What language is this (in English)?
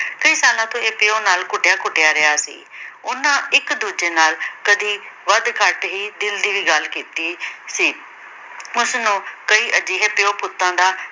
Punjabi